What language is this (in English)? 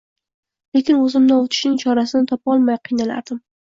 Uzbek